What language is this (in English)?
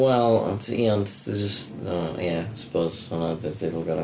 Welsh